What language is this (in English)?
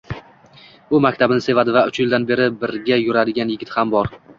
Uzbek